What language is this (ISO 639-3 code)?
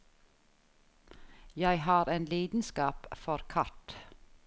nor